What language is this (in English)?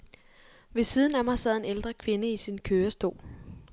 Danish